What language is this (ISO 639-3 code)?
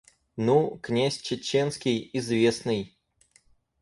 rus